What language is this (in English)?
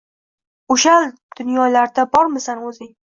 Uzbek